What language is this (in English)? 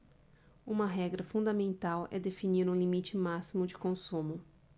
Portuguese